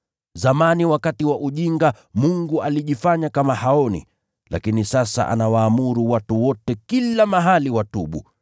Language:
Swahili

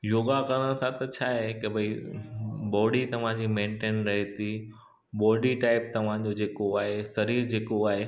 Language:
Sindhi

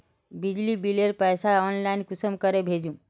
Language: Magahi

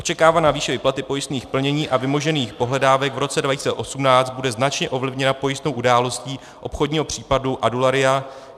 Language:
Czech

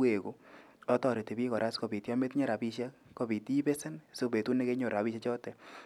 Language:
Kalenjin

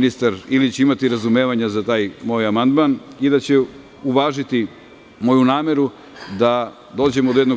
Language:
Serbian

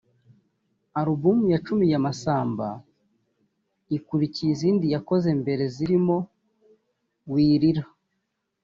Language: Kinyarwanda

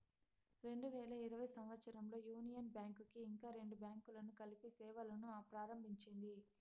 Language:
Telugu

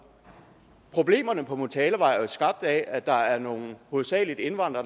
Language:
Danish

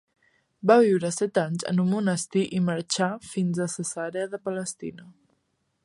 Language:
Catalan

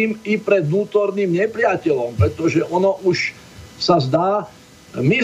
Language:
Slovak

